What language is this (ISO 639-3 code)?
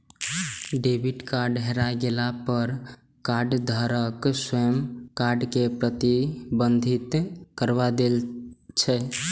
mai